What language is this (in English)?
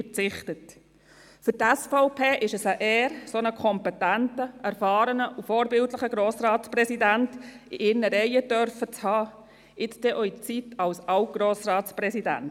Swiss German